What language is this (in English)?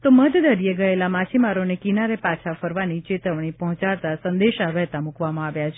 Gujarati